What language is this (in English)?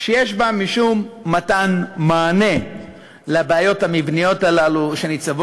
Hebrew